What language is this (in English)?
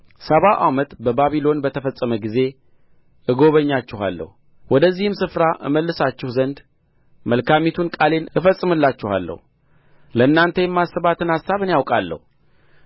Amharic